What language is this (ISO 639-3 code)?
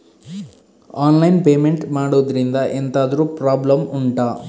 kan